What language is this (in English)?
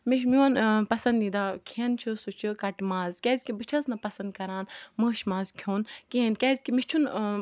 Kashmiri